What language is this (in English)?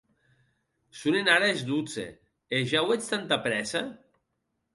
Occitan